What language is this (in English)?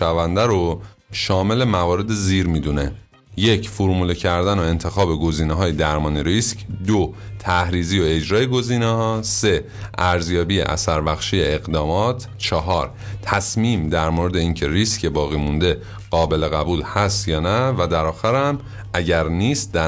Persian